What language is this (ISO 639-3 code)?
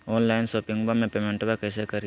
mag